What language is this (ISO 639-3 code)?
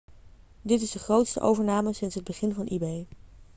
nld